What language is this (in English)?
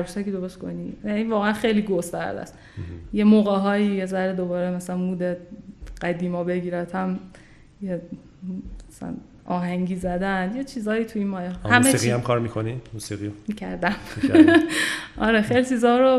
Persian